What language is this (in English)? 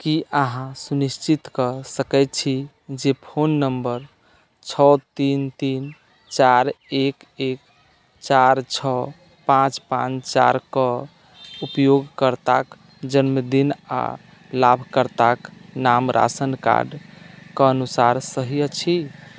Maithili